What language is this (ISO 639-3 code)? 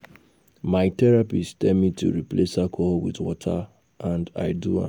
pcm